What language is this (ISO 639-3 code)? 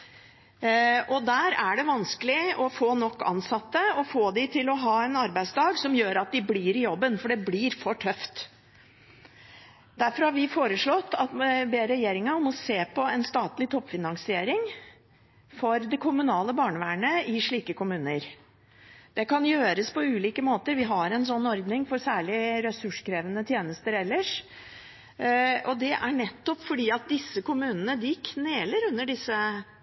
nob